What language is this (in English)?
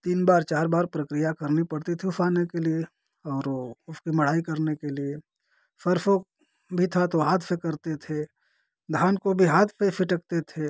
Hindi